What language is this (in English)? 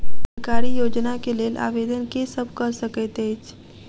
Maithili